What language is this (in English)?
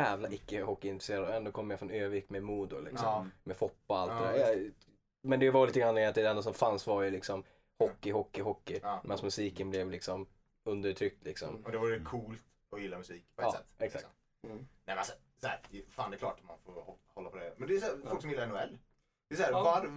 Swedish